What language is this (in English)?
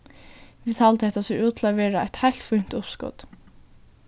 Faroese